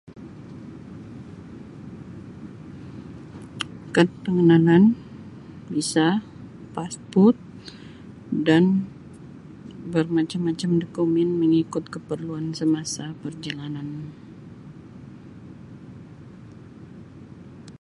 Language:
Sabah Malay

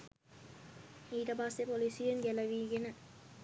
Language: Sinhala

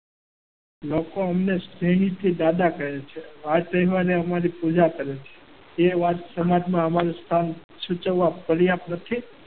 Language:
Gujarati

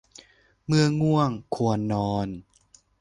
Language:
Thai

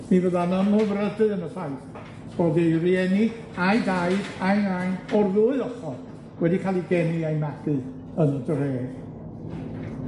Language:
Welsh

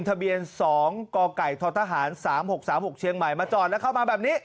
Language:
Thai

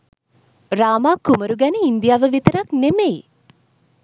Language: Sinhala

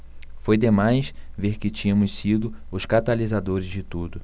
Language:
Portuguese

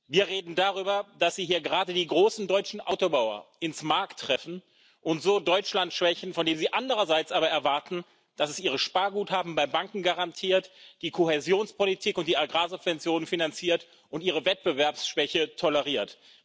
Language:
German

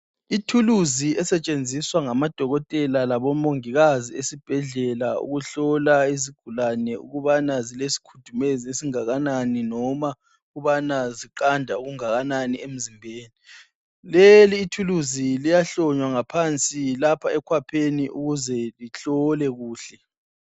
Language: North Ndebele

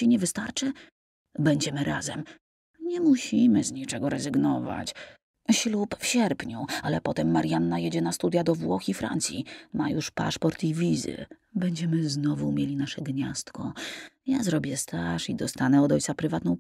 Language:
Polish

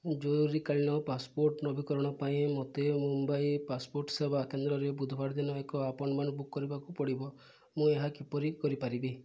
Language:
Odia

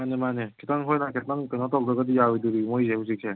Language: Manipuri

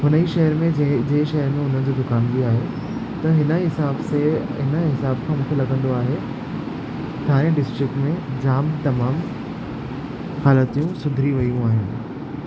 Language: Sindhi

